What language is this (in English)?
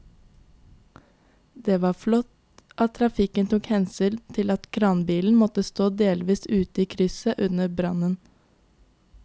Norwegian